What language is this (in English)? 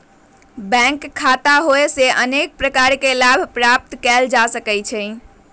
Magahi